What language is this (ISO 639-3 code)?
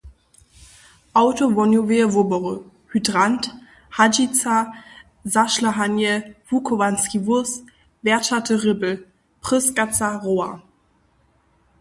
hsb